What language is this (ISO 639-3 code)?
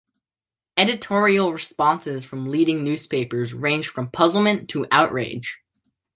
eng